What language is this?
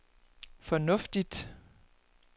Danish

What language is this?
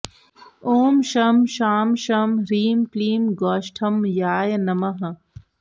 Sanskrit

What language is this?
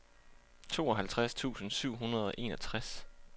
Danish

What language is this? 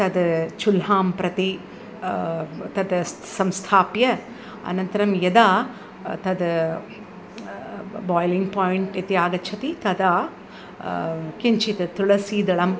Sanskrit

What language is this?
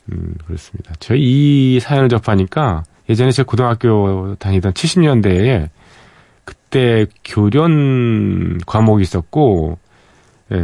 Korean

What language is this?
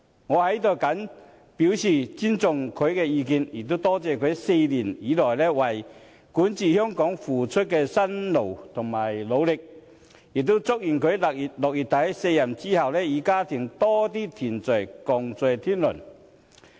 Cantonese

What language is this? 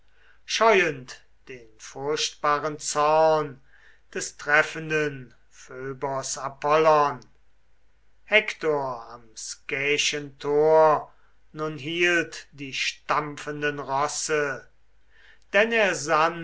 German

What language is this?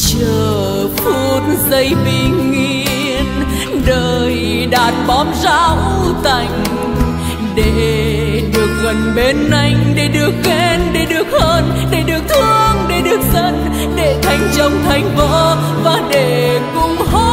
Vietnamese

